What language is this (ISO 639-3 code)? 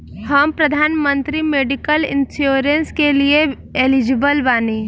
bho